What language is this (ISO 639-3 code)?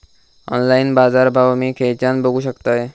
mar